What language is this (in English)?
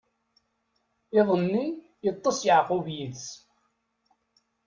Kabyle